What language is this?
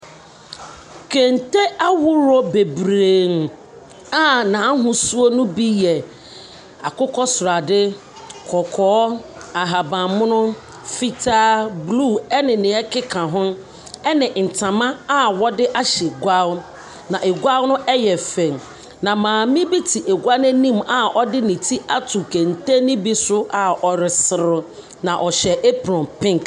Akan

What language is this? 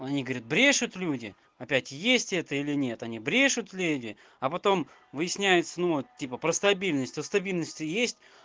Russian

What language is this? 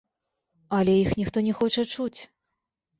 Belarusian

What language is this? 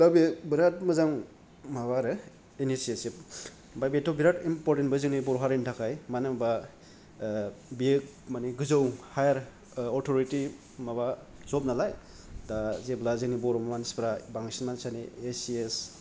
Bodo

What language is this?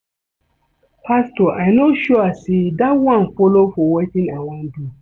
Nigerian Pidgin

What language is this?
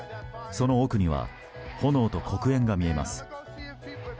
Japanese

